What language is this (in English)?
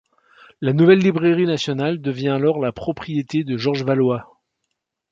French